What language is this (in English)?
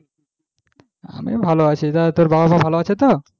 Bangla